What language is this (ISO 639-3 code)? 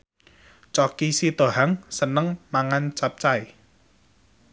jav